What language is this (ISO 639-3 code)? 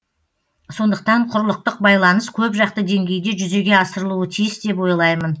kaz